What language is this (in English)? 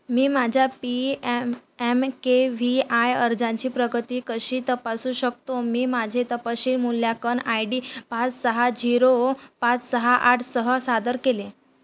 Marathi